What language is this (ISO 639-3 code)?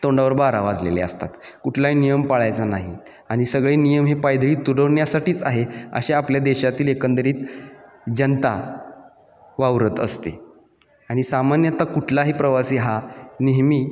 mar